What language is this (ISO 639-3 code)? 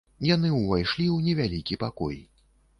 bel